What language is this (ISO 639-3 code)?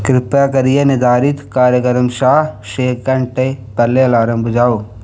doi